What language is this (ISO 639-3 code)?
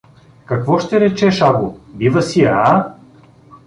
bul